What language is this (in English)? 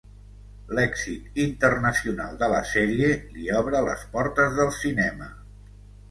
Catalan